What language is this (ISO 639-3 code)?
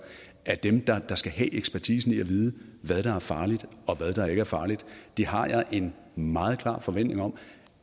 dan